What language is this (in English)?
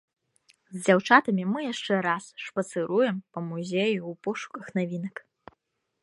Belarusian